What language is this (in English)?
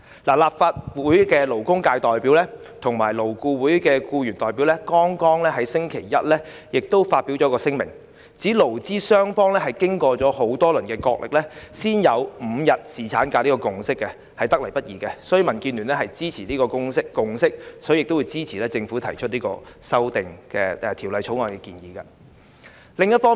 Cantonese